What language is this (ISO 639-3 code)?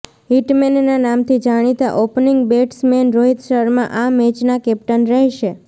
guj